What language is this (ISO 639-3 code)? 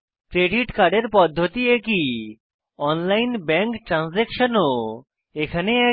ben